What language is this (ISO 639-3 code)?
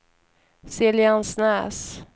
swe